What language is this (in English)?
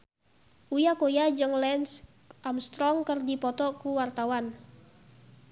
Sundanese